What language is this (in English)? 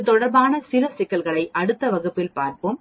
Tamil